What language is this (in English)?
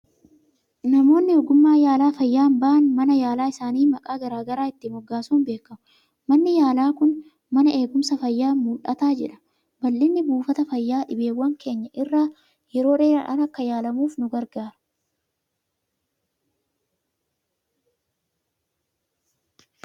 Oromo